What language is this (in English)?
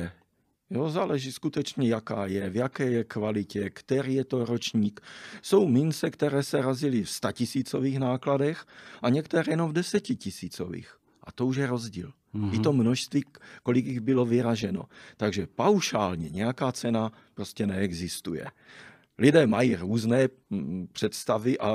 Czech